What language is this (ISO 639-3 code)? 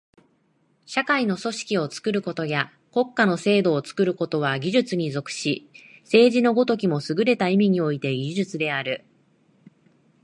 jpn